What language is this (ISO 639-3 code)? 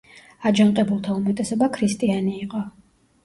kat